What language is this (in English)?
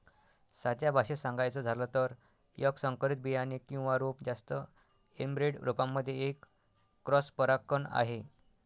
Marathi